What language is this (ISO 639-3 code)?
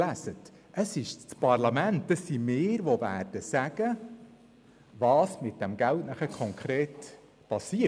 gsw